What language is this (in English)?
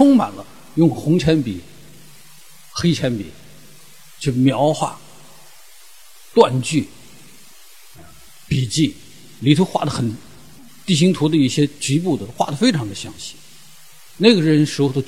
Chinese